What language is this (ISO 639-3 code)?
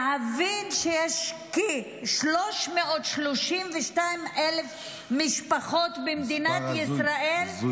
heb